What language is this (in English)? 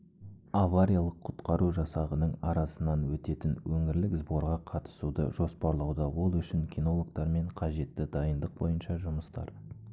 Kazakh